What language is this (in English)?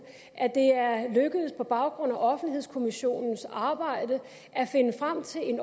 Danish